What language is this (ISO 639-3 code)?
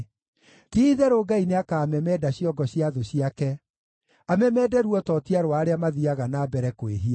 kik